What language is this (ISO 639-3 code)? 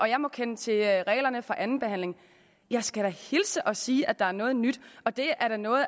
dan